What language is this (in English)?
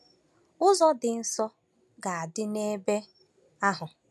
Igbo